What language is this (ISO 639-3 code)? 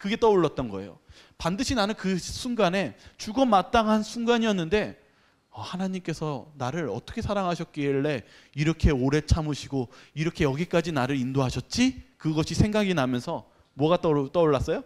kor